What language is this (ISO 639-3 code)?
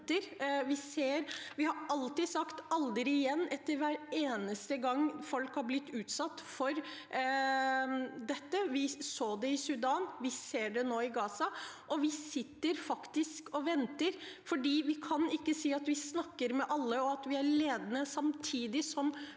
nor